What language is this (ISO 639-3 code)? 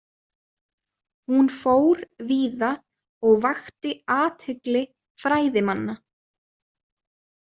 isl